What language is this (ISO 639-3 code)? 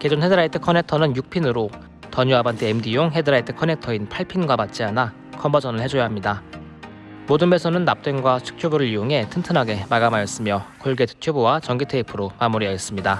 kor